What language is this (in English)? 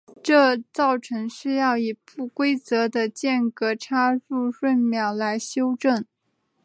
Chinese